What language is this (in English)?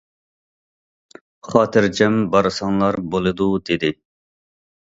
Uyghur